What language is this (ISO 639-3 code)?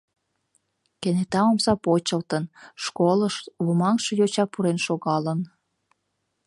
chm